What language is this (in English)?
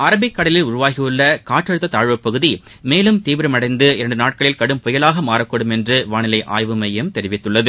Tamil